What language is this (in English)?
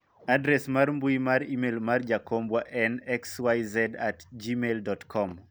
Luo (Kenya and Tanzania)